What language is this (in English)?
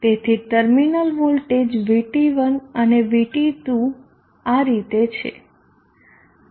Gujarati